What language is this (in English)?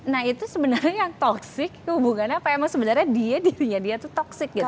Indonesian